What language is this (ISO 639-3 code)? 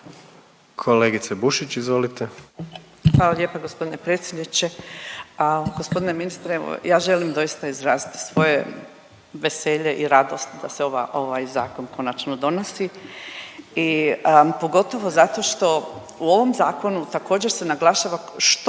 hrv